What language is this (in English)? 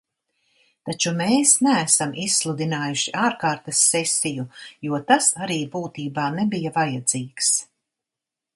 Latvian